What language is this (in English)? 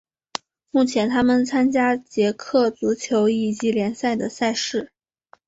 Chinese